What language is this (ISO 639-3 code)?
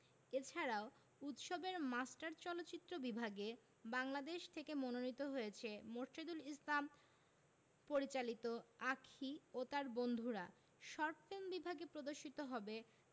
ben